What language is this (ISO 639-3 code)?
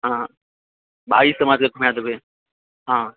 mai